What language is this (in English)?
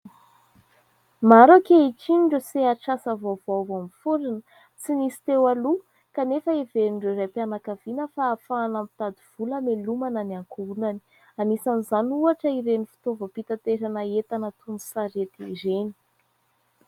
Malagasy